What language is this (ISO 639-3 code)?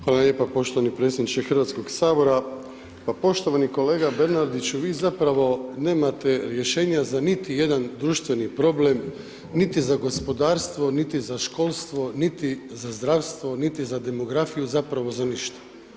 hrv